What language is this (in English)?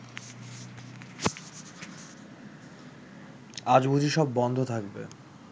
Bangla